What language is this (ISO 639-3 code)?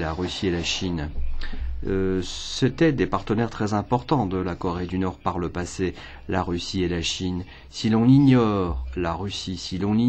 fra